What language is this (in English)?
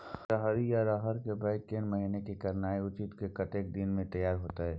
Maithili